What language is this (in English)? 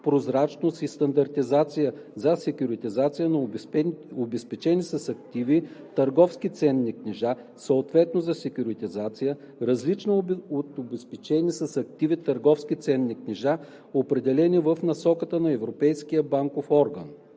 Bulgarian